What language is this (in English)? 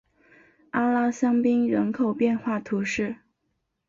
Chinese